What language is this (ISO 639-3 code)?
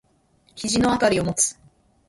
jpn